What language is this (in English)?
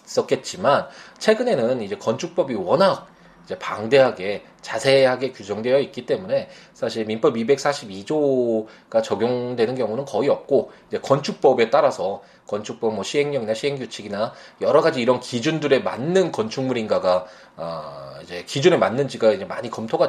Korean